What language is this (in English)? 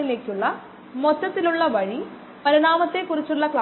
Malayalam